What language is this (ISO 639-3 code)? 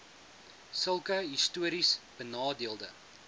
afr